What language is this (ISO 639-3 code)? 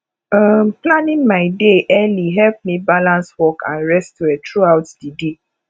pcm